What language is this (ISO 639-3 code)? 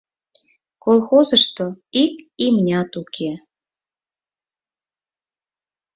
chm